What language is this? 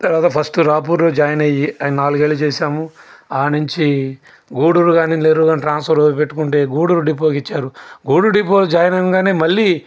Telugu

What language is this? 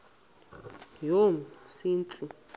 Xhosa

